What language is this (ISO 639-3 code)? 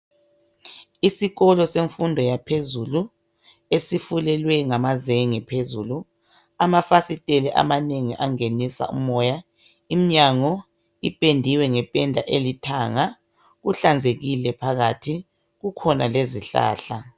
nde